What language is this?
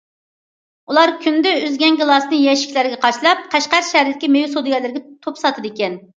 Uyghur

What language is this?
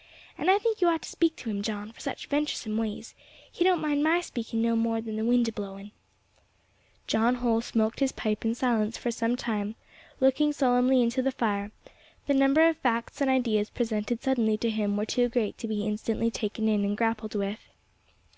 English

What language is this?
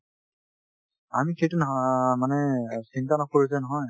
Assamese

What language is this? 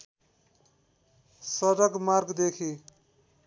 Nepali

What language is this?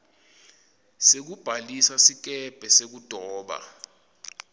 Swati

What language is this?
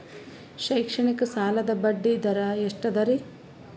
Kannada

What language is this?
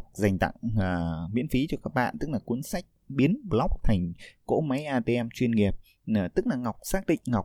Vietnamese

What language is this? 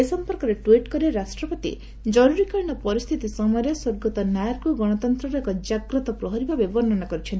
Odia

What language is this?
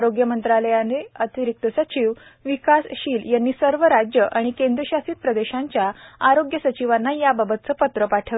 Marathi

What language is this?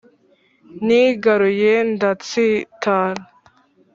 Kinyarwanda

